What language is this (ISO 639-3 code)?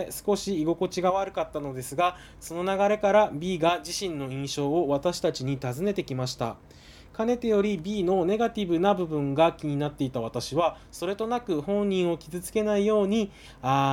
jpn